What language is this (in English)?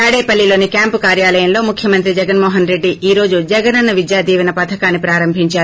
Telugu